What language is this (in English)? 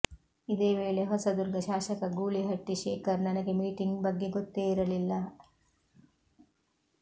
Kannada